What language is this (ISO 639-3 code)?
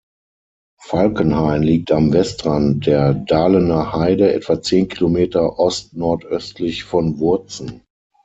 deu